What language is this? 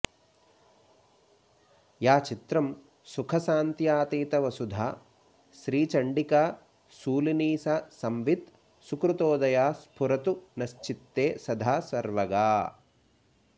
Sanskrit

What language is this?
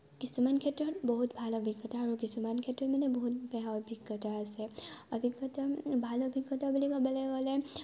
Assamese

